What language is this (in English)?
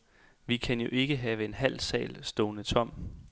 Danish